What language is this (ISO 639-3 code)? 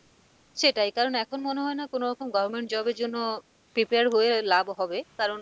ben